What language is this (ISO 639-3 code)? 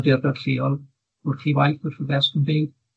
cym